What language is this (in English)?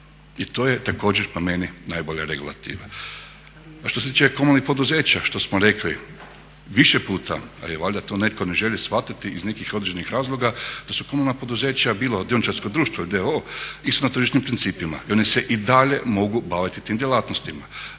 Croatian